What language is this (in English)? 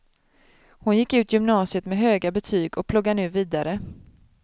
Swedish